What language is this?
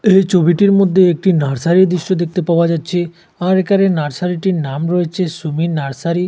Bangla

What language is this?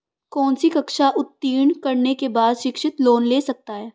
Hindi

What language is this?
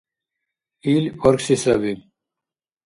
Dargwa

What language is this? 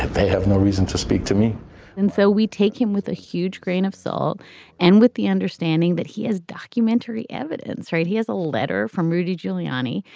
English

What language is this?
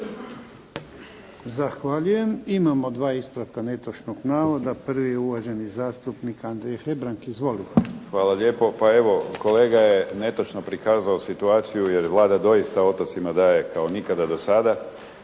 Croatian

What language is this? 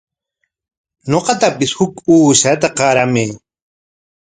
Corongo Ancash Quechua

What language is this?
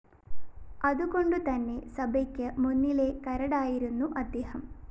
Malayalam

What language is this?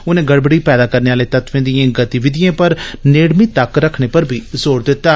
Dogri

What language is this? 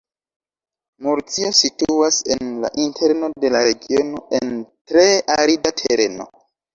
Esperanto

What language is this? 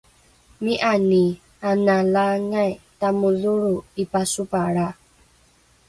Rukai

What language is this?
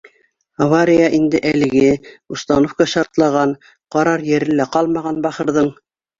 Bashkir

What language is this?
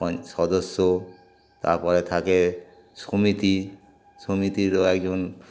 Bangla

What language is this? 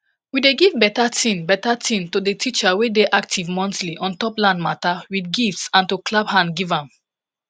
Nigerian Pidgin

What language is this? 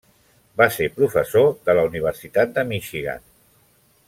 Catalan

